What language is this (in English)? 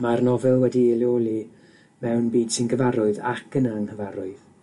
Welsh